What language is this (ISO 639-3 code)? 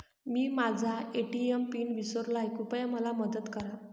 mar